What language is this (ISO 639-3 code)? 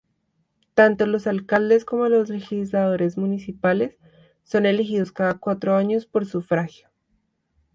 spa